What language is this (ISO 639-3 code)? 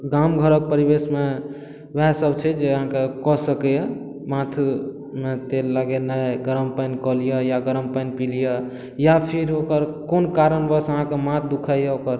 mai